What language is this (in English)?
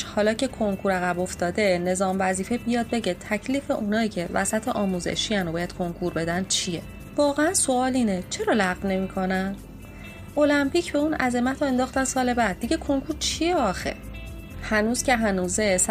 Persian